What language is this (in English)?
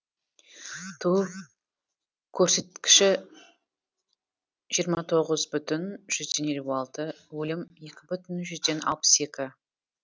Kazakh